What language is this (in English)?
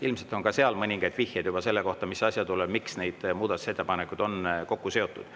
Estonian